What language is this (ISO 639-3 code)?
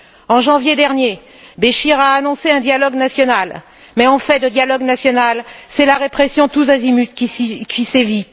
fra